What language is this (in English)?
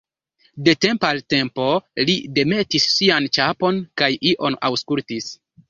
Esperanto